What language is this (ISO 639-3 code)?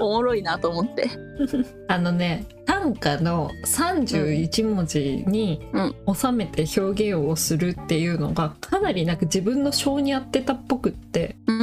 jpn